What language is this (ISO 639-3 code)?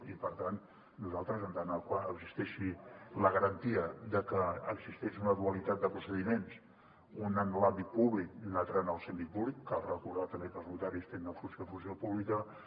cat